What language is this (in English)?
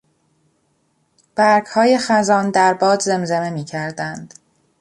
Persian